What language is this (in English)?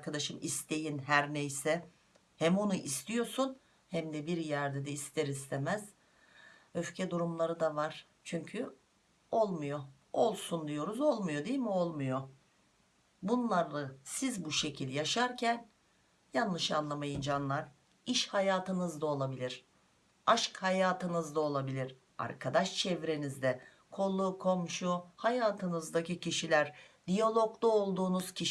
Turkish